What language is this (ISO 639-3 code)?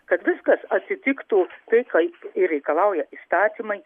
lit